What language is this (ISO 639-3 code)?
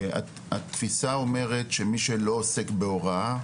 heb